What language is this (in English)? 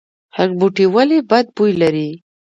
Pashto